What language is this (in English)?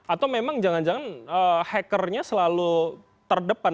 Indonesian